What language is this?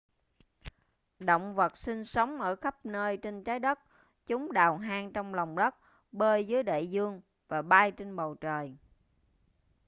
Vietnamese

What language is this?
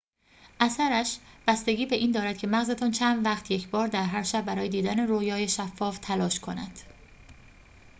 Persian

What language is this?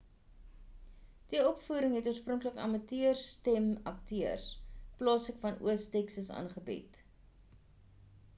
Afrikaans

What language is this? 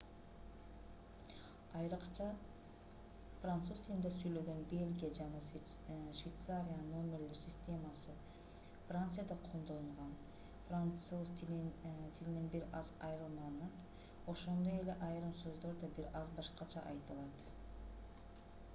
Kyrgyz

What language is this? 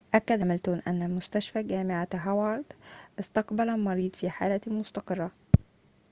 Arabic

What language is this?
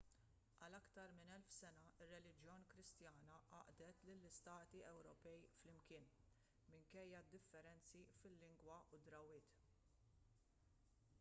Maltese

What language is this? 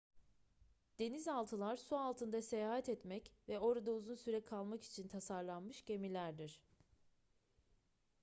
Turkish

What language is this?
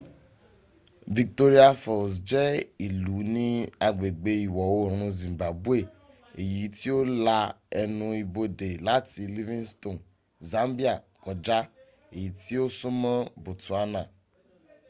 Yoruba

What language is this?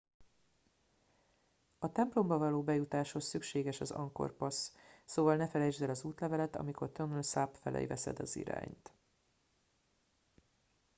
Hungarian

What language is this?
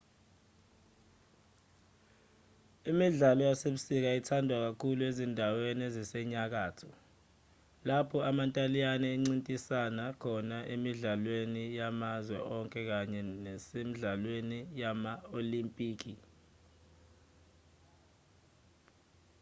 Zulu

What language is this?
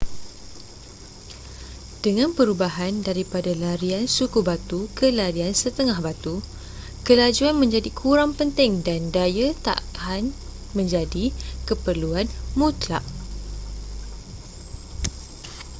Malay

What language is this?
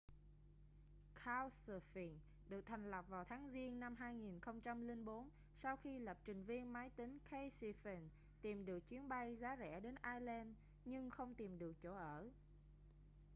Vietnamese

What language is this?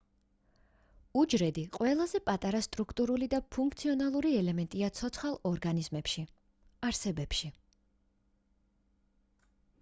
Georgian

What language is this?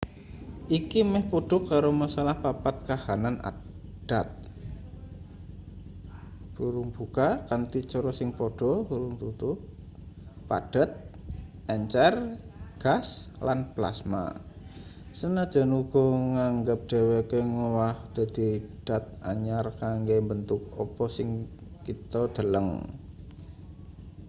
Javanese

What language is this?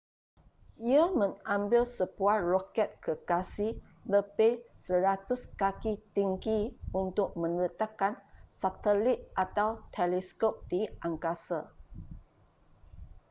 Malay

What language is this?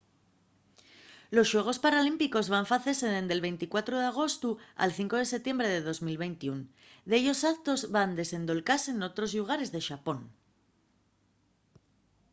Asturian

